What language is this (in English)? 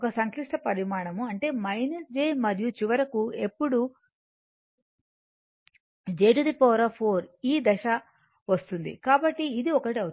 Telugu